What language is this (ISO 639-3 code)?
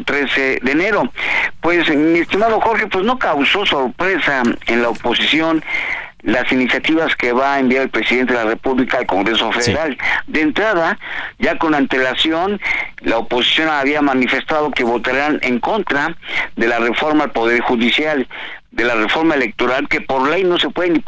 spa